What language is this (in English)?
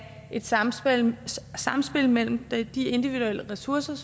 Danish